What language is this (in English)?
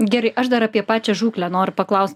Lithuanian